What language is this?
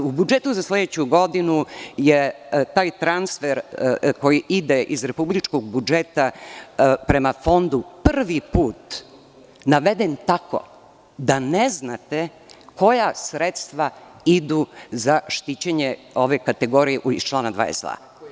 Serbian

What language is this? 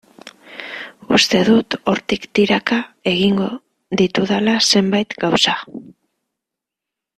Basque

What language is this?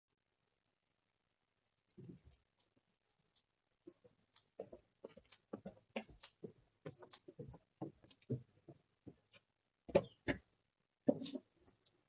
Cantonese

